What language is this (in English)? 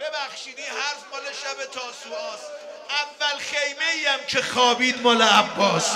Persian